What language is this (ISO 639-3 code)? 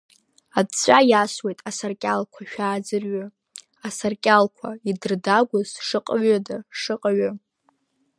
abk